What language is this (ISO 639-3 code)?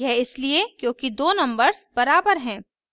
hin